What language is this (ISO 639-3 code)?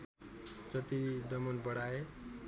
nep